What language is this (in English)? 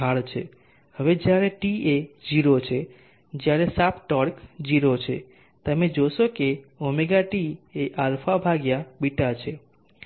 Gujarati